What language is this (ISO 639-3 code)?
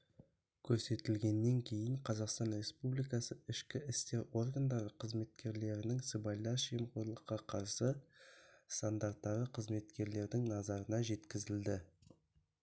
kaz